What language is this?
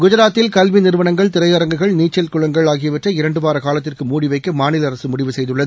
Tamil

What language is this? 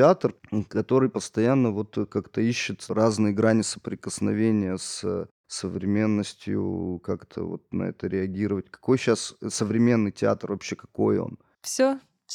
Russian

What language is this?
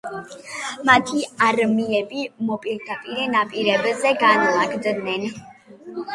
Georgian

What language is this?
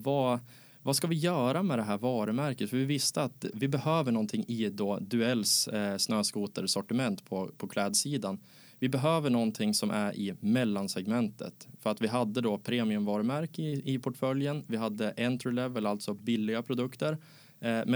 Swedish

